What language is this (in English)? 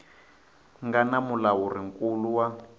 Tsonga